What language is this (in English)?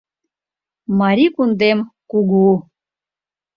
Mari